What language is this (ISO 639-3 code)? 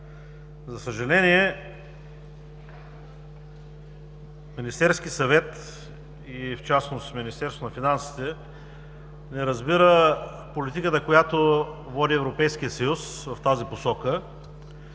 bul